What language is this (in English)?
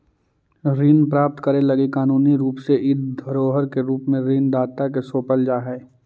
Magahi